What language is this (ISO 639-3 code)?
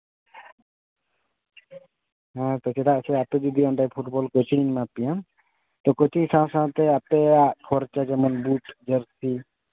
sat